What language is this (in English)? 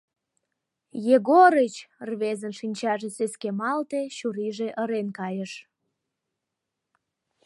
Mari